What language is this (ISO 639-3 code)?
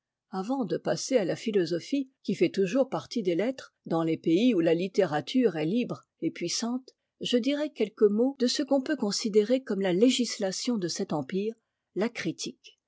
fra